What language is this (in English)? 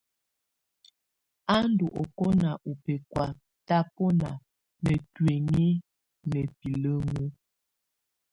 Tunen